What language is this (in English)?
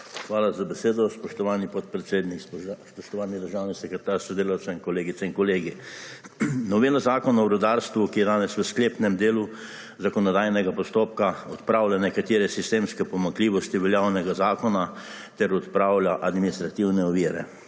Slovenian